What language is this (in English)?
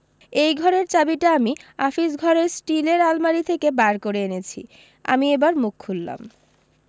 Bangla